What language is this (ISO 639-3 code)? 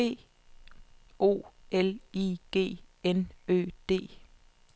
dan